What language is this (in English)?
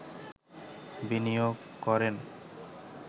Bangla